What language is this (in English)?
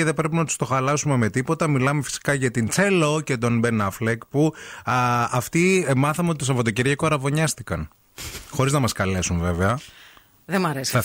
Greek